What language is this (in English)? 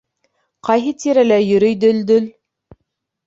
Bashkir